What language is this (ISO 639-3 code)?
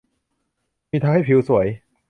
tha